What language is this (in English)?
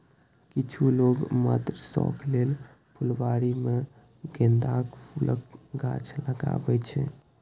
Maithili